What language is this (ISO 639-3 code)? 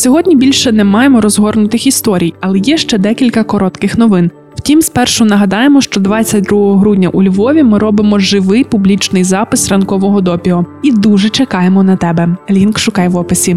ukr